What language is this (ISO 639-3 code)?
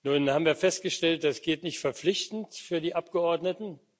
deu